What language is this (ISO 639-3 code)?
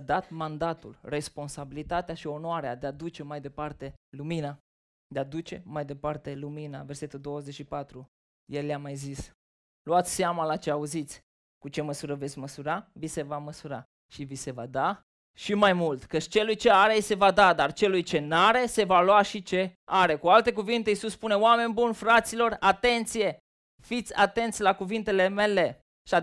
ron